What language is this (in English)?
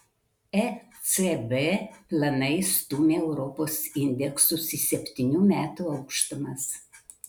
Lithuanian